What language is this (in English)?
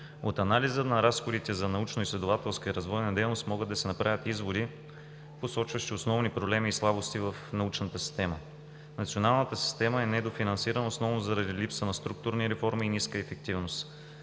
Bulgarian